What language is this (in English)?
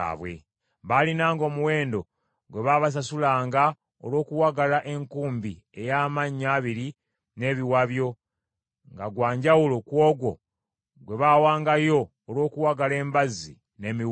Ganda